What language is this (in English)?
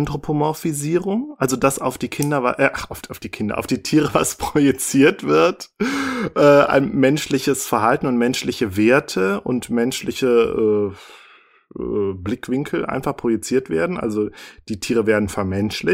German